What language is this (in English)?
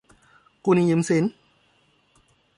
Thai